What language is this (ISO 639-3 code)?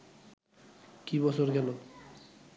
ben